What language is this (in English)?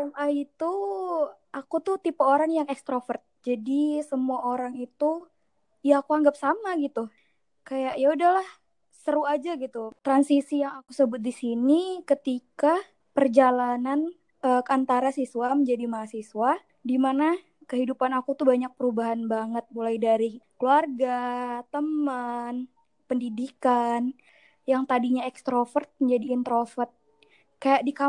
Indonesian